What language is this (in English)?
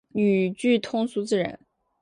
Chinese